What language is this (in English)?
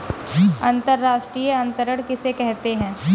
Hindi